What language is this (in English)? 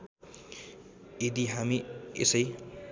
Nepali